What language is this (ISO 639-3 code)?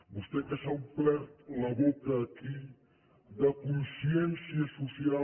cat